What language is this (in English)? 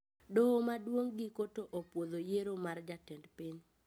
Luo (Kenya and Tanzania)